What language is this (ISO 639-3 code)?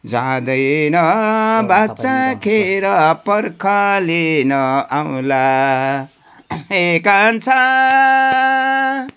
nep